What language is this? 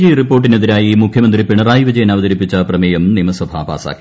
Malayalam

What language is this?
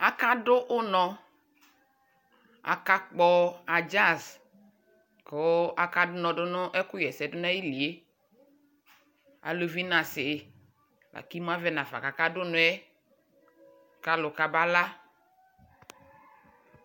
Ikposo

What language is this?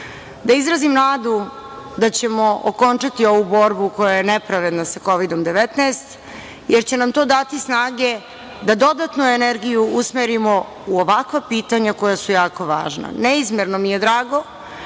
Serbian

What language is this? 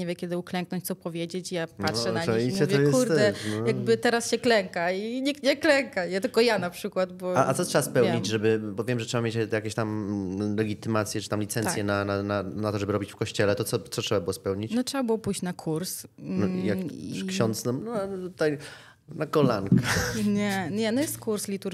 Polish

